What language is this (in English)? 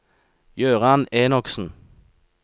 Norwegian